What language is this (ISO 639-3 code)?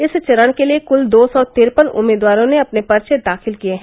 hin